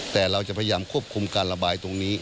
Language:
Thai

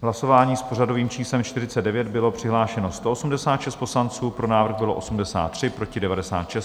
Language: Czech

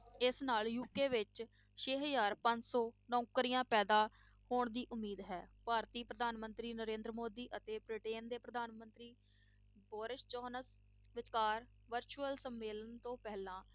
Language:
Punjabi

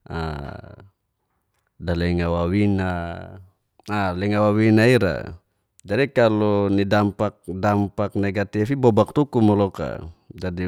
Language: Geser-Gorom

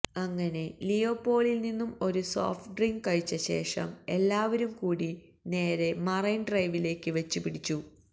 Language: Malayalam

